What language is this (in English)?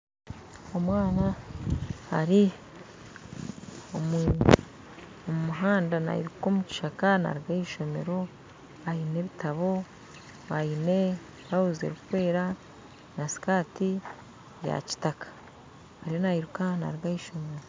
Nyankole